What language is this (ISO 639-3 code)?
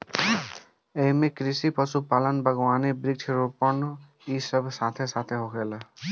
bho